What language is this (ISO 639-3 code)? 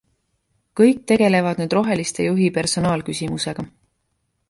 est